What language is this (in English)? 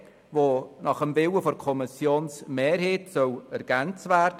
Swiss German